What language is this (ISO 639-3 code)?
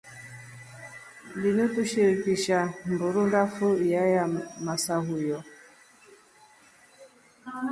rof